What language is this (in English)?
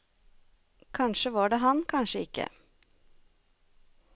Norwegian